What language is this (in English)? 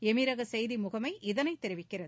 Tamil